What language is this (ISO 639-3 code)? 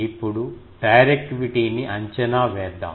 tel